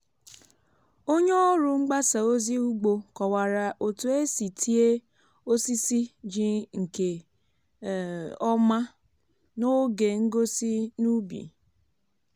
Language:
Igbo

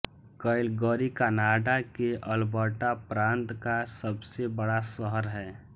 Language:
Hindi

